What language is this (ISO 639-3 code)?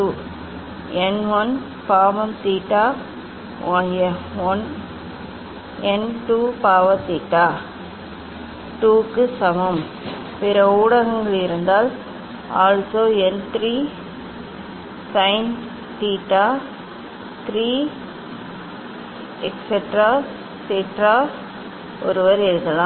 tam